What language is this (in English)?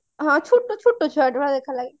Odia